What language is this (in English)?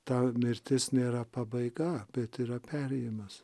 Lithuanian